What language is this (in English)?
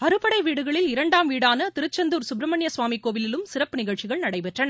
Tamil